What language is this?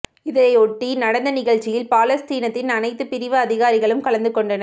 Tamil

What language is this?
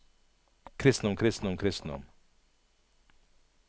Norwegian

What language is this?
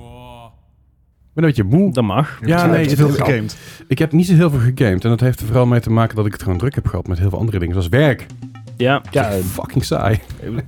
Dutch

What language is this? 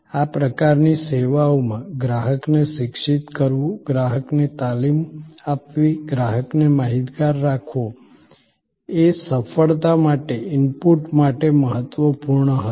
Gujarati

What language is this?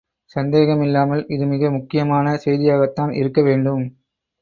Tamil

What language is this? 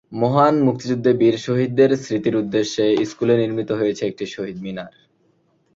Bangla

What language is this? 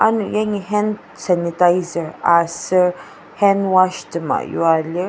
Ao Naga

